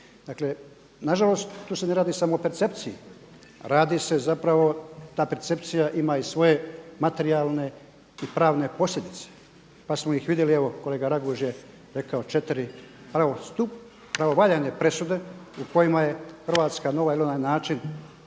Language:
Croatian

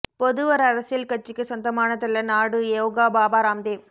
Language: Tamil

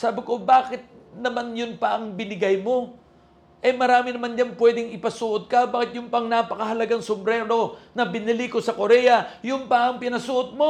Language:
Filipino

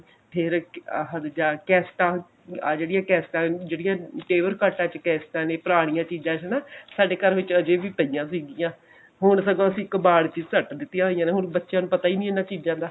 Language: Punjabi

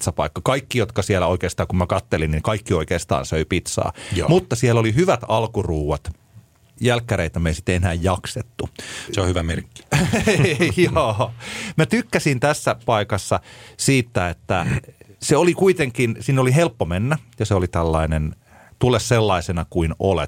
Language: Finnish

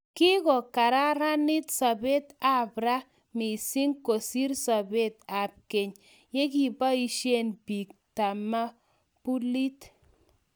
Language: Kalenjin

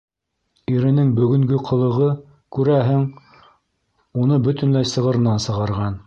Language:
Bashkir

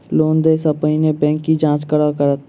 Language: Maithili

